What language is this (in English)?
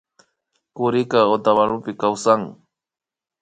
Imbabura Highland Quichua